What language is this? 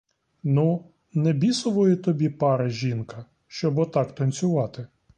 Ukrainian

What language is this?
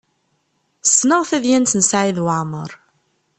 Kabyle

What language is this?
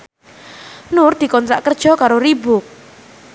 Javanese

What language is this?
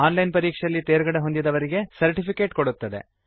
Kannada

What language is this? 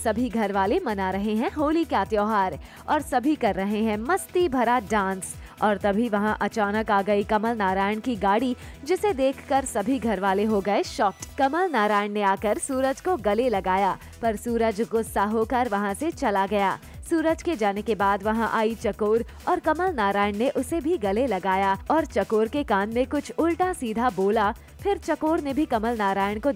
Hindi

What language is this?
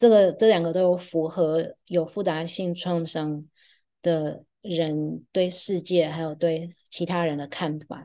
Chinese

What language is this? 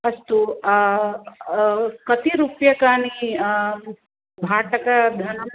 Sanskrit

